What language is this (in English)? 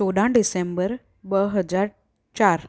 Sindhi